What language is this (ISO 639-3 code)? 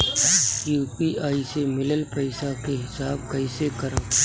bho